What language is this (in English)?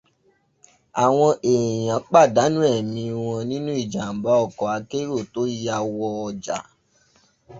Yoruba